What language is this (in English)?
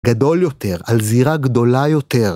Hebrew